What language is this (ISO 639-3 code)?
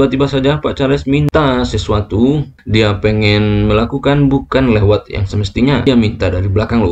ind